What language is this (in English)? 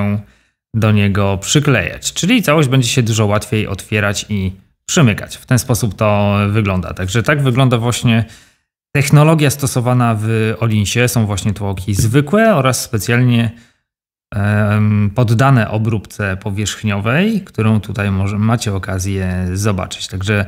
Polish